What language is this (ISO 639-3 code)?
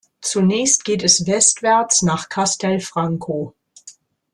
deu